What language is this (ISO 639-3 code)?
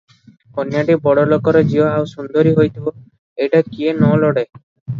ori